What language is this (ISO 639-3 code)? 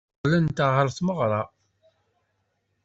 kab